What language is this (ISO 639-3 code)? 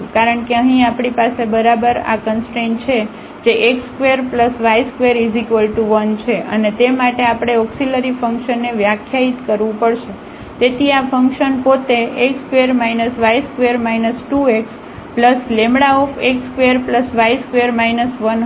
guj